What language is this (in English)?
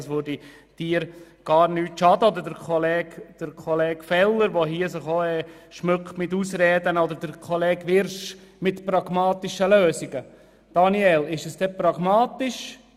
Swiss German